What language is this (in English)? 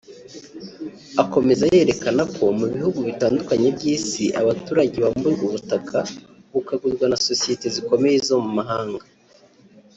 Kinyarwanda